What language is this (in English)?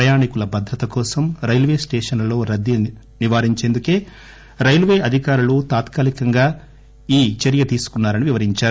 Telugu